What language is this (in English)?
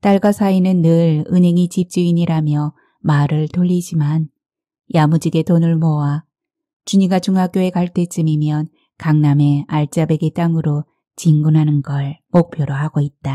Korean